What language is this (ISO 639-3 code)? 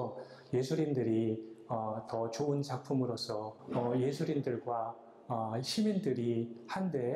kor